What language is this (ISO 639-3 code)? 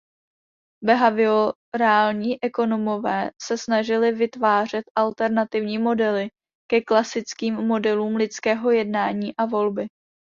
ces